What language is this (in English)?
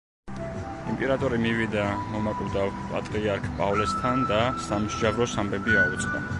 Georgian